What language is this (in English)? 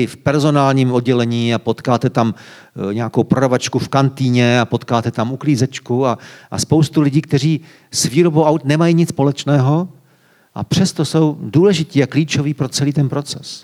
Czech